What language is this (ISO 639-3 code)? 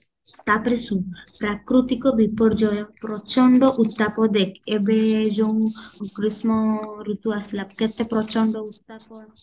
ori